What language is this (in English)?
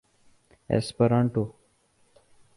Urdu